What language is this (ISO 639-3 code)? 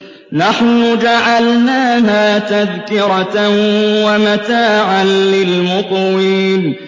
ara